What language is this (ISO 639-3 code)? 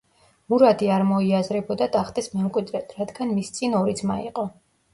kat